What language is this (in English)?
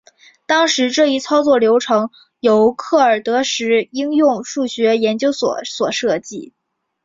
Chinese